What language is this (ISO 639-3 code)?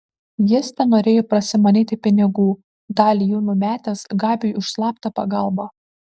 lit